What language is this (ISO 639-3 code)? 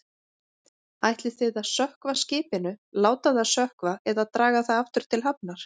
isl